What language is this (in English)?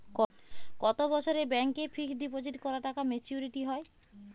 Bangla